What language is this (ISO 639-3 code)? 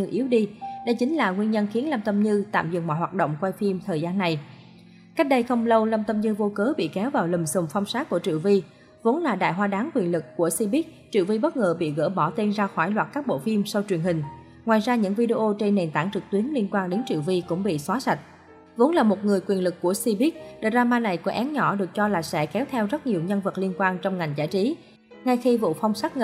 vie